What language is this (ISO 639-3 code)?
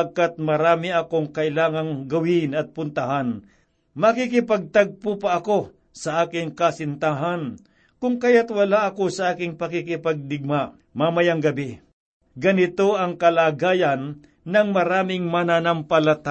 fil